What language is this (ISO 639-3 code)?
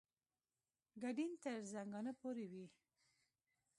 pus